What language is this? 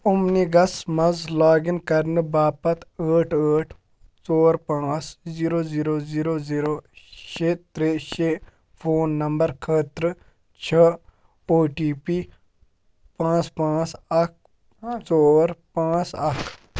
Kashmiri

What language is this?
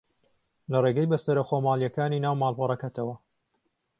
Central Kurdish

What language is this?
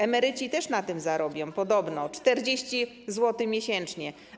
Polish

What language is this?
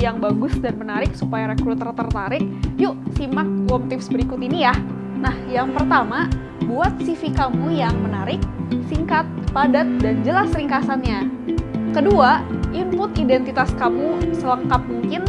Indonesian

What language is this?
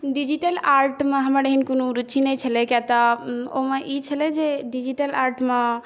Maithili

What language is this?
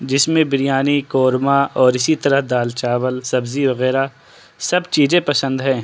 Urdu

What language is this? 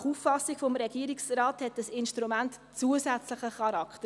Swiss German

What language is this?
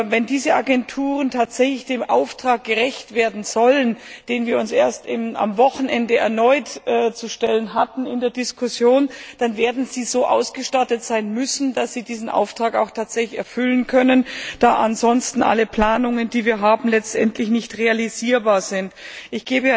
German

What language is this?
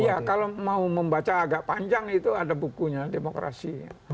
Indonesian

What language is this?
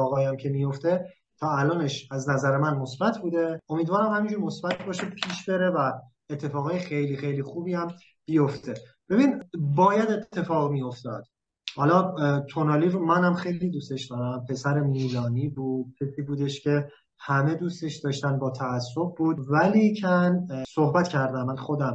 Persian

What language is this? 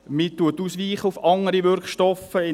Swiss German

